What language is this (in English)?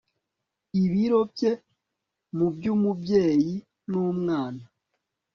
Kinyarwanda